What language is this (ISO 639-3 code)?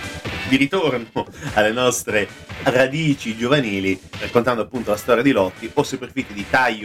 ita